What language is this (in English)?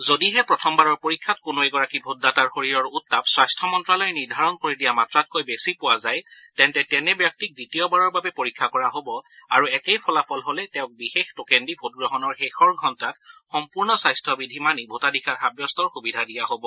Assamese